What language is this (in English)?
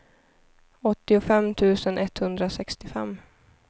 Swedish